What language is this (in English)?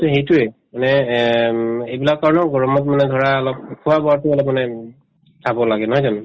Assamese